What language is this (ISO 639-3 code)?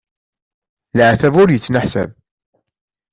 kab